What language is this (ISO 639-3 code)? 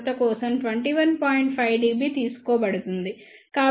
tel